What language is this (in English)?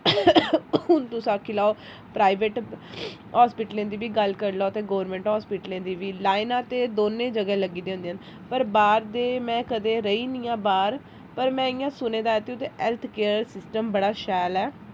Dogri